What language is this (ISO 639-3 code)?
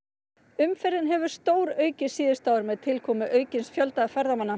isl